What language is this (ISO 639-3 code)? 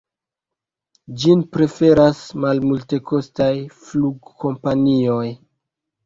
epo